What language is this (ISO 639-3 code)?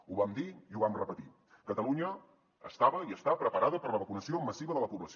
cat